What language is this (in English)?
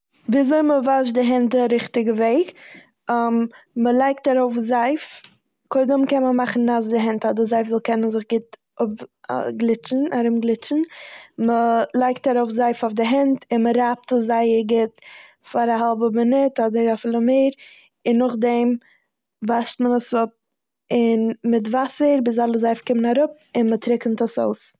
Yiddish